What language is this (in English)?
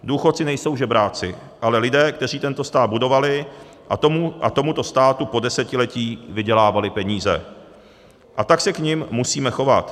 Czech